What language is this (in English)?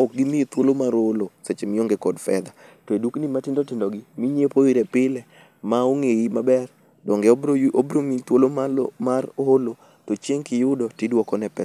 Luo (Kenya and Tanzania)